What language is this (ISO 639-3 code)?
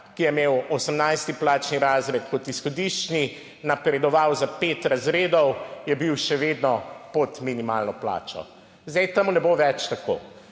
slv